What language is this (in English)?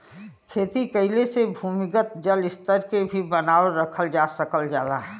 Bhojpuri